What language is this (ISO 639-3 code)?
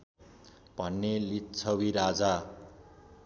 nep